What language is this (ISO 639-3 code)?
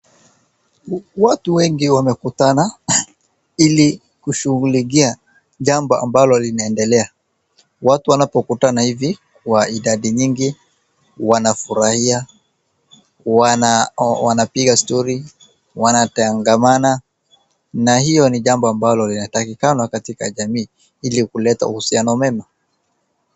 swa